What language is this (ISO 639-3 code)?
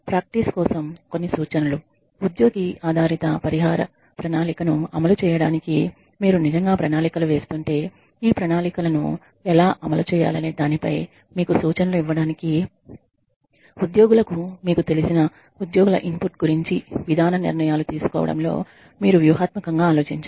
tel